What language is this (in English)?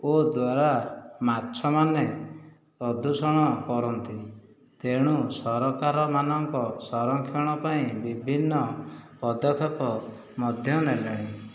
Odia